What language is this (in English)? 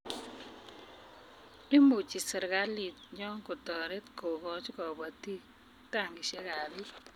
Kalenjin